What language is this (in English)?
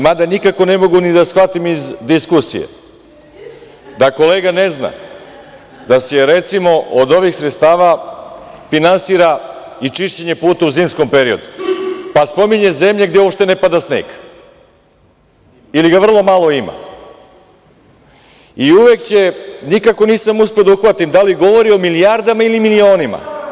Serbian